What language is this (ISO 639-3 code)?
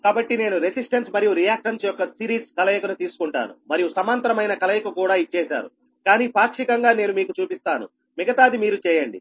tel